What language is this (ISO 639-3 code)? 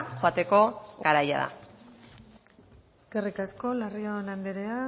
eus